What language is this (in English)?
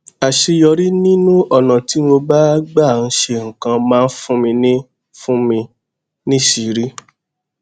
Yoruba